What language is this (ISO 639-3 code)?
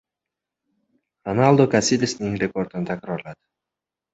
uzb